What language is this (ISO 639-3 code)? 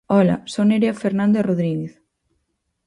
glg